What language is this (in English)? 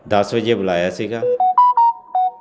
Punjabi